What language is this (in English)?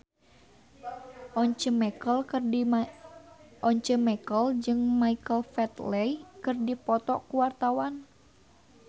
Sundanese